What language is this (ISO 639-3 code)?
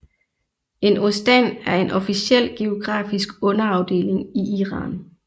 dan